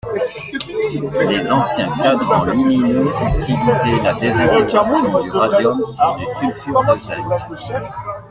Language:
French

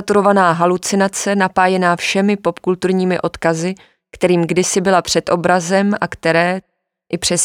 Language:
Czech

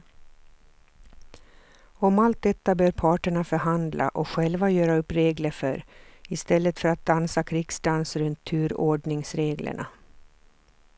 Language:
Swedish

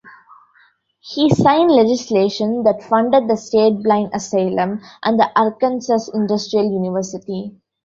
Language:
English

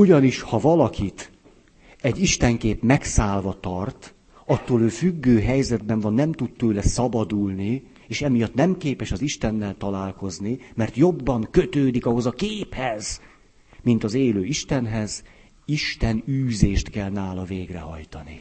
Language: Hungarian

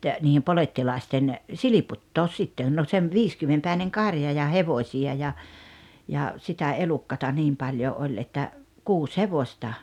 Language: Finnish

